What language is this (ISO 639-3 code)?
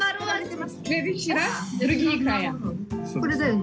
jpn